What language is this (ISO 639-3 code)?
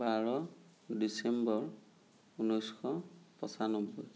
asm